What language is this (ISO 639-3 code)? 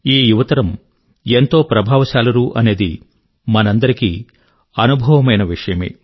tel